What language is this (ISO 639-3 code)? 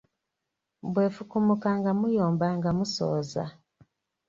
lug